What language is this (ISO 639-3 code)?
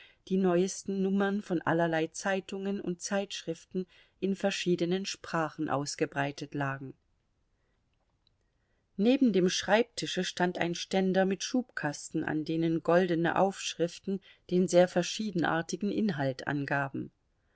deu